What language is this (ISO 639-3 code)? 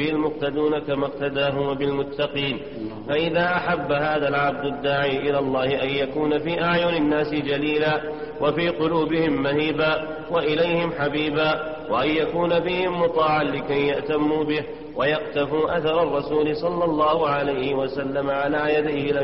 ara